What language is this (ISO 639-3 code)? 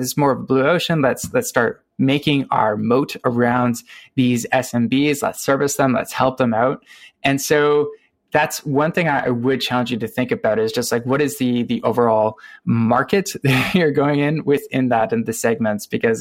eng